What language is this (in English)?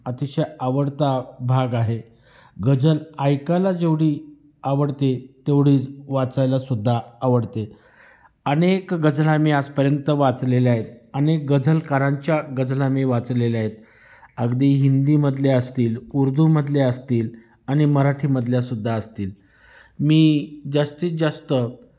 Marathi